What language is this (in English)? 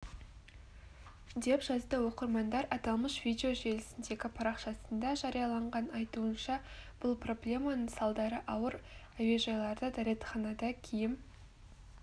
Kazakh